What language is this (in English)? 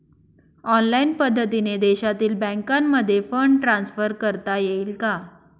Marathi